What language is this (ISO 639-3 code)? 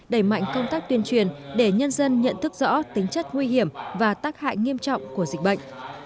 vie